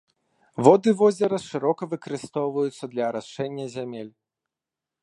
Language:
Belarusian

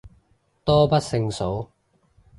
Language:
Cantonese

